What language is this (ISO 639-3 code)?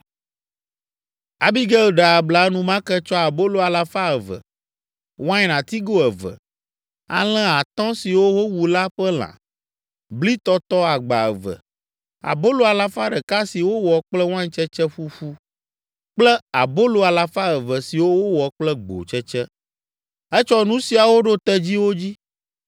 ewe